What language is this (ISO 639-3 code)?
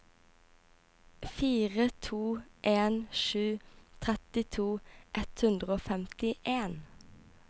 nor